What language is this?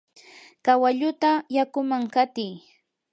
Yanahuanca Pasco Quechua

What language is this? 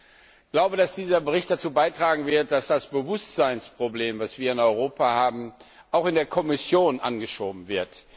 German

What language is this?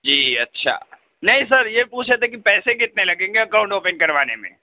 Urdu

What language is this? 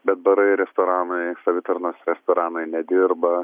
Lithuanian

